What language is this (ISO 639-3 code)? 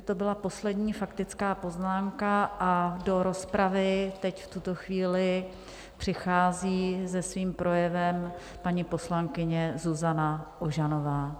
ces